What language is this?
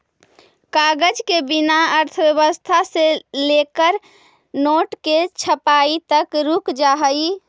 Magahi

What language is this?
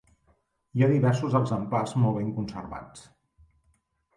Catalan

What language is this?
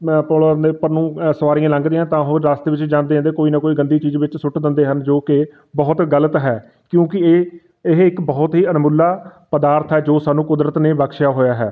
Punjabi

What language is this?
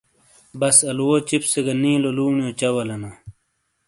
Shina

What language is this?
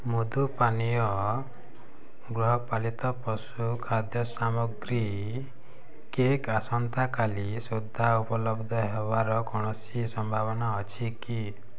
Odia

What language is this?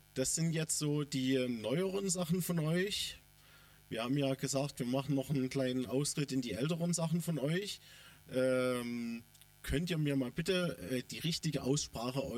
German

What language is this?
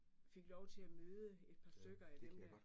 Danish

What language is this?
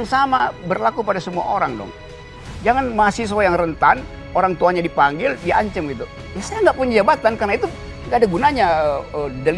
Indonesian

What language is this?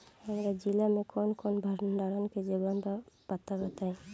Bhojpuri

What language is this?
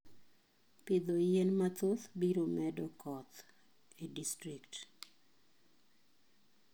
Luo (Kenya and Tanzania)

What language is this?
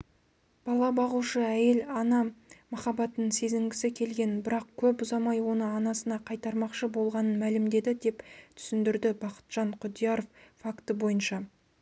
Kazakh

